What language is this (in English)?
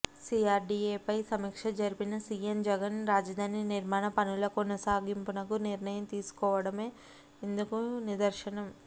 Telugu